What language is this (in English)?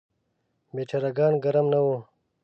Pashto